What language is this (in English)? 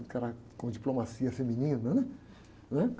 Portuguese